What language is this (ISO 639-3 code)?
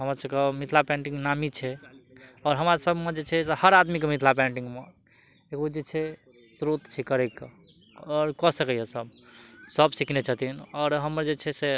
mai